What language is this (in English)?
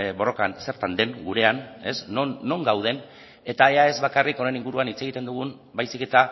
Basque